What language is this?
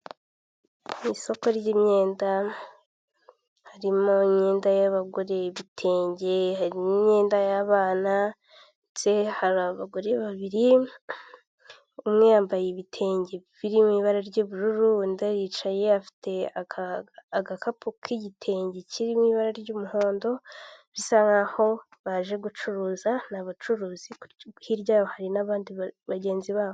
Kinyarwanda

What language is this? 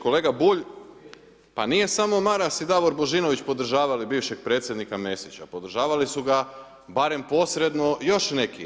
Croatian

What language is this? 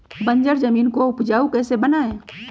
Magahi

